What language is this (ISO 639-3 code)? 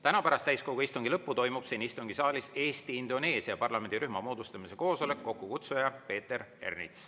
est